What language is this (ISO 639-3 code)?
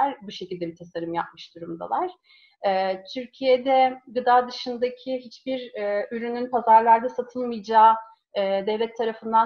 tur